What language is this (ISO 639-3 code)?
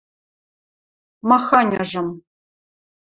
mrj